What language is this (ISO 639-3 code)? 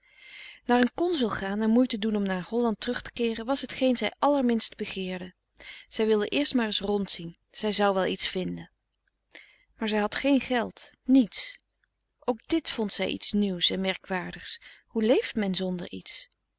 nld